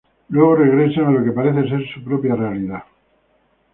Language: Spanish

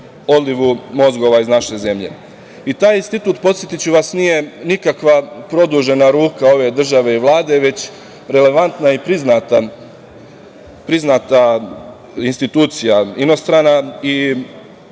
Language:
Serbian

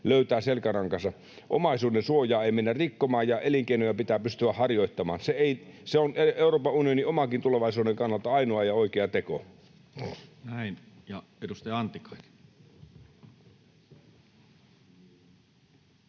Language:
Finnish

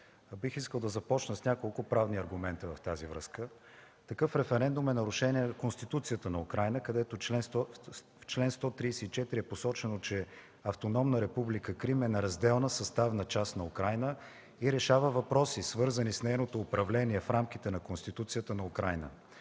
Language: Bulgarian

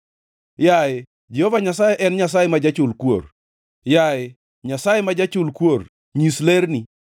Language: Luo (Kenya and Tanzania)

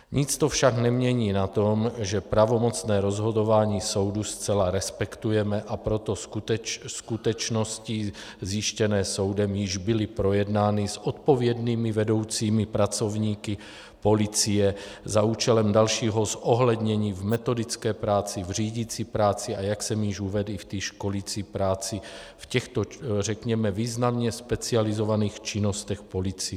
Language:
Czech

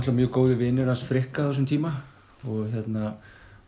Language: Icelandic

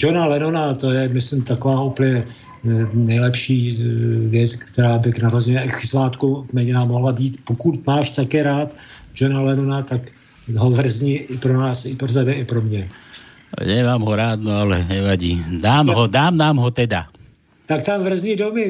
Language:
Slovak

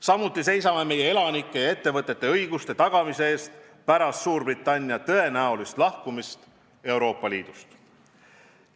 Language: Estonian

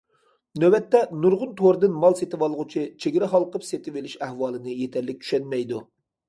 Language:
Uyghur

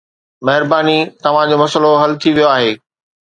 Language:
Sindhi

